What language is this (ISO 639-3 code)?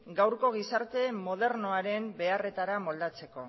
eus